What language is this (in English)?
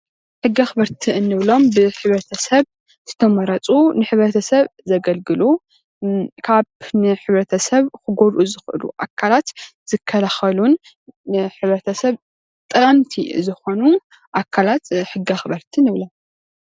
Tigrinya